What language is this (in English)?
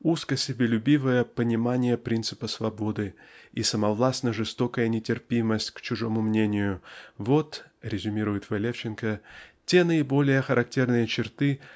Russian